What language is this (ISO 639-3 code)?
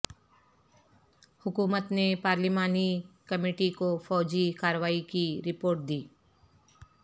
urd